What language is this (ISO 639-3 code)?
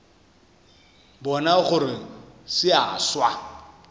nso